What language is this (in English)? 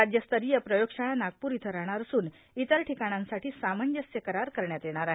Marathi